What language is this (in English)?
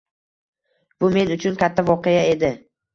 Uzbek